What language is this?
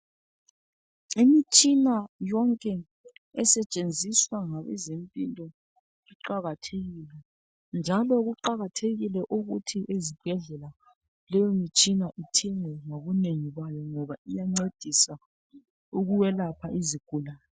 North Ndebele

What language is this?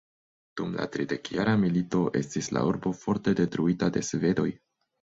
Esperanto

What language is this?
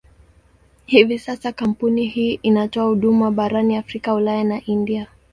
Swahili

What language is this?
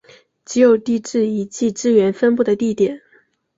Chinese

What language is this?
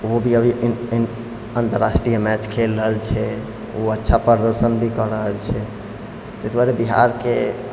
Maithili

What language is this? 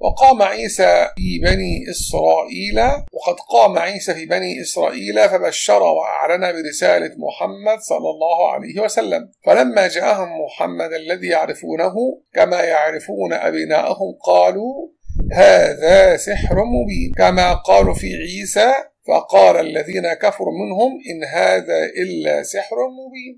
Arabic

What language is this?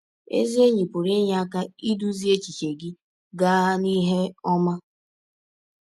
Igbo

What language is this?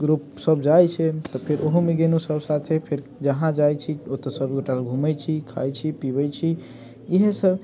Maithili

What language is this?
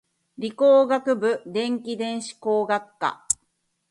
Japanese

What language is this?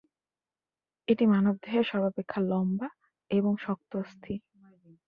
Bangla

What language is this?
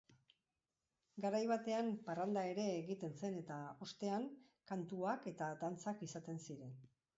Basque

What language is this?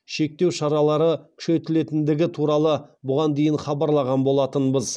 Kazakh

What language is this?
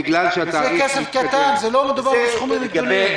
Hebrew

